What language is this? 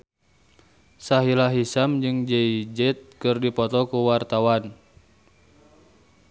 Sundanese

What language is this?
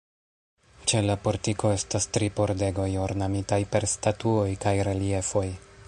Esperanto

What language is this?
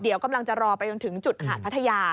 Thai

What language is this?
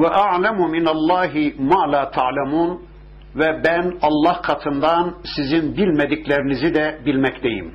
Turkish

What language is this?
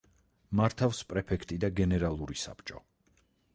Georgian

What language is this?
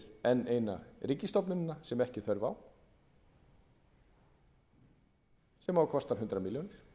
Icelandic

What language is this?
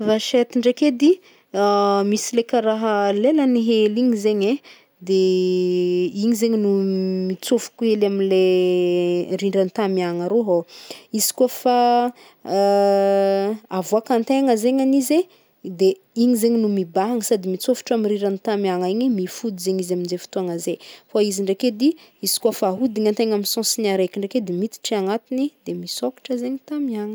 Northern Betsimisaraka Malagasy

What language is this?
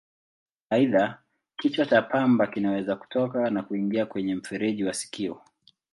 Swahili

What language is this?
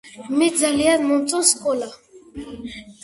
Georgian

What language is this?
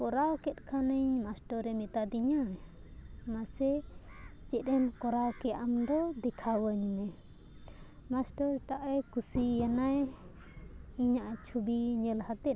Santali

